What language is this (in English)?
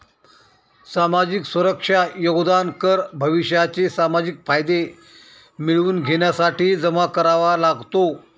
Marathi